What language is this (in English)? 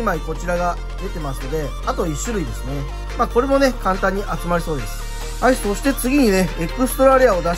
Japanese